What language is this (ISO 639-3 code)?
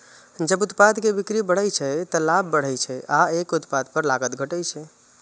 mai